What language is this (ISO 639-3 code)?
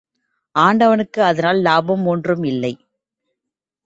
tam